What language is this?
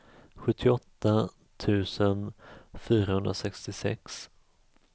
Swedish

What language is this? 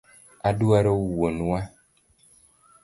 Luo (Kenya and Tanzania)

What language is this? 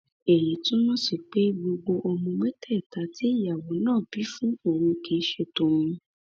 Yoruba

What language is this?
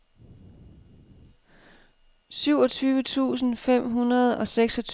Danish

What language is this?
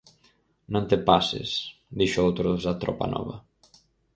Galician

